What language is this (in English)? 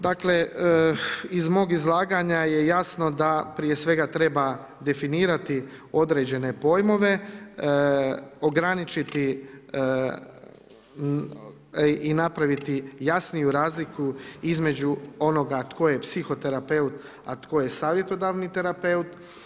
Croatian